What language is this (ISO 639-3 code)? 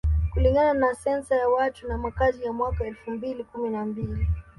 swa